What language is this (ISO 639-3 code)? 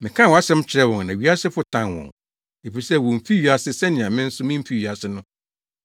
aka